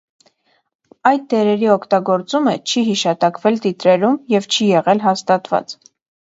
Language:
Armenian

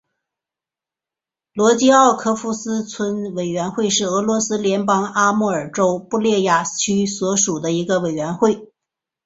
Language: Chinese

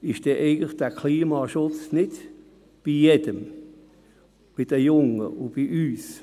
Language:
Swiss German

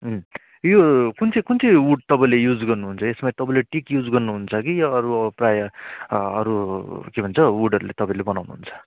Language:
Nepali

